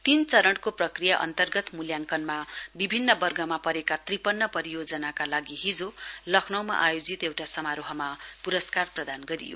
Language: Nepali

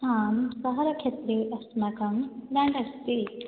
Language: Sanskrit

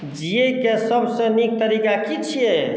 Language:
Maithili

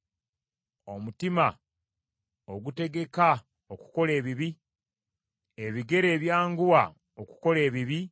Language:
Ganda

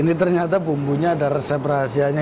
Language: Indonesian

